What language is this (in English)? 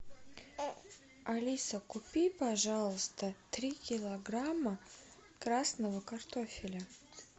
Russian